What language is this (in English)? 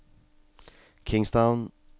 Norwegian